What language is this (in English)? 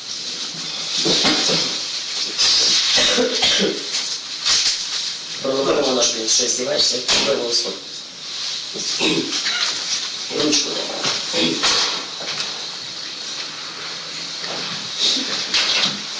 Ukrainian